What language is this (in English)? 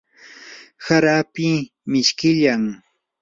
Yanahuanca Pasco Quechua